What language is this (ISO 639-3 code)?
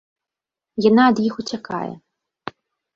bel